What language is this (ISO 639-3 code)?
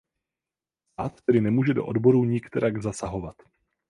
ces